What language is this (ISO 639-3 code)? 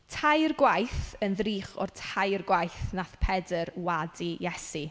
cym